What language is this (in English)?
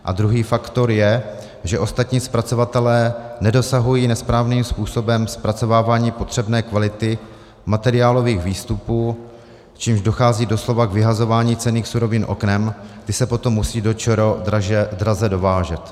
Czech